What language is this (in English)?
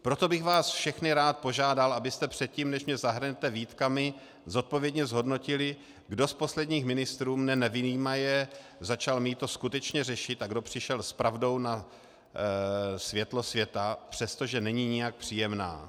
Czech